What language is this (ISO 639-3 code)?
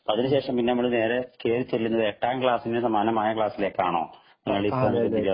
mal